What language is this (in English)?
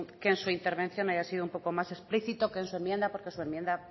Spanish